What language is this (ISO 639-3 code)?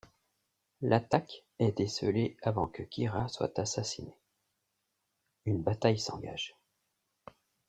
fra